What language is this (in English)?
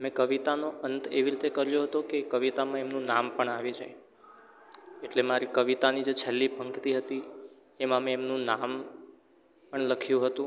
Gujarati